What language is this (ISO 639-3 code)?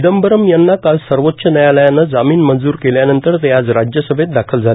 mar